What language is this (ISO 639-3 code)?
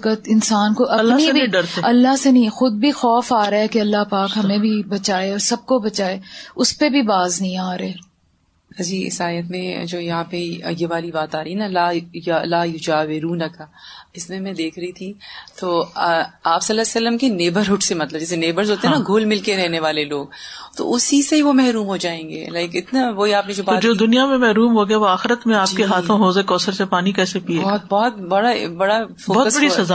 urd